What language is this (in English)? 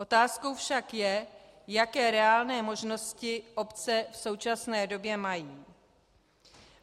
Czech